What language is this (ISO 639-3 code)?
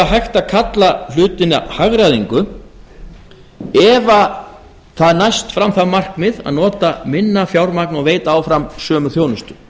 isl